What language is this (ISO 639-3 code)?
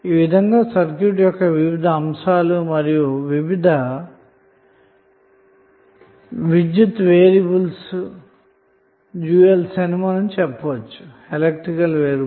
tel